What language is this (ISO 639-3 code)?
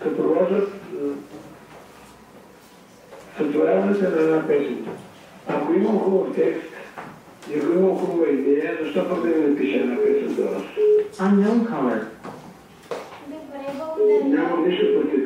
bul